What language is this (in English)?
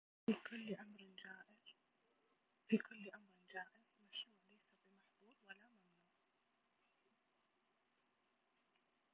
Arabic